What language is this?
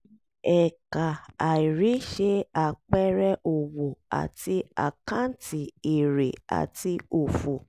Yoruba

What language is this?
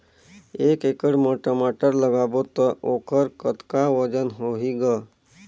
Chhattisgarhi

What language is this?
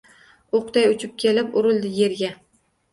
Uzbek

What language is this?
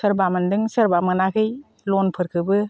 Bodo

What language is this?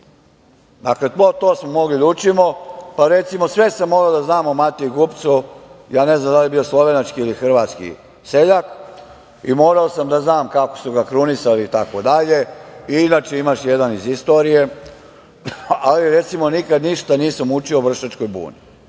Serbian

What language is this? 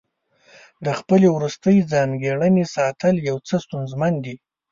Pashto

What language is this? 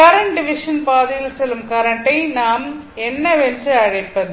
Tamil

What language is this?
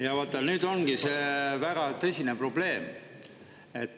Estonian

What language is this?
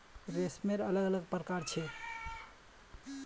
Magahi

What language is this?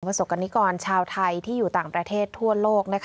Thai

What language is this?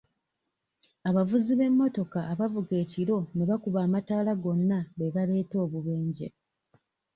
Ganda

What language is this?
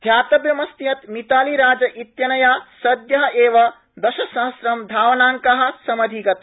Sanskrit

